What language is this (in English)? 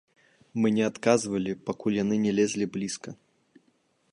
Belarusian